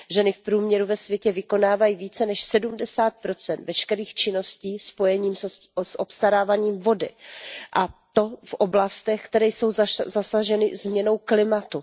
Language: Czech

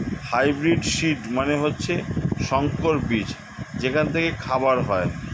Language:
Bangla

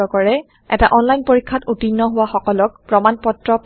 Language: Assamese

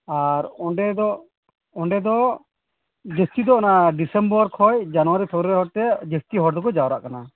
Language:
Santali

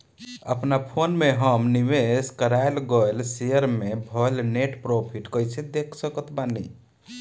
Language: Bhojpuri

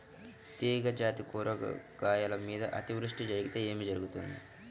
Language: Telugu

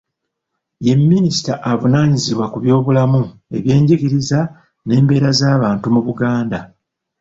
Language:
Ganda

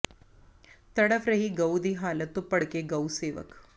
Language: Punjabi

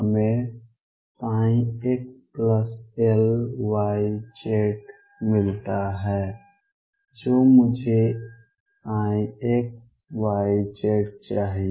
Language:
Hindi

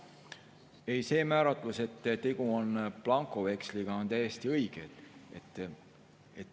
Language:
Estonian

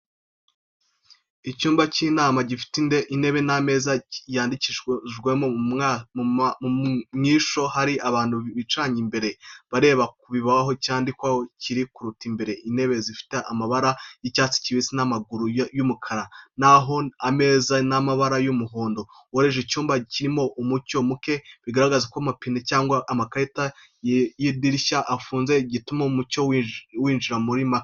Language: Kinyarwanda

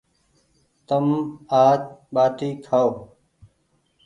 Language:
Goaria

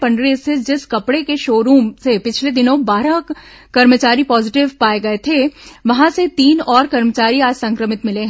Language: Hindi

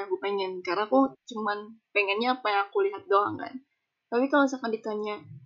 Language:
Indonesian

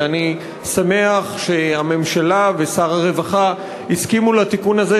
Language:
Hebrew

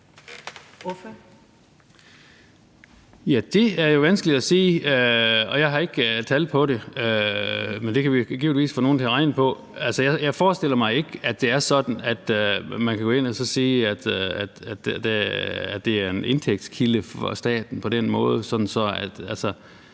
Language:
Danish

